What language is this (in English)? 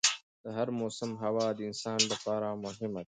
Pashto